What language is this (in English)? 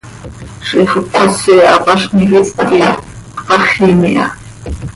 Seri